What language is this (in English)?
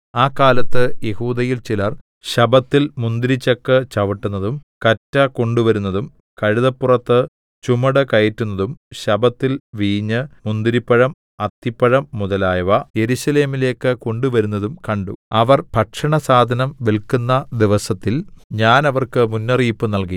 Malayalam